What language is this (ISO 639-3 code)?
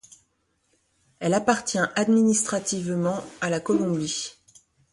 fra